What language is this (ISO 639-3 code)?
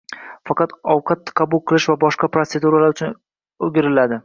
uzb